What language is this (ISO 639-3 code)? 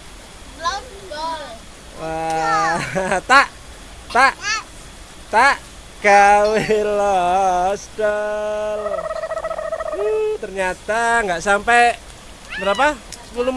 ind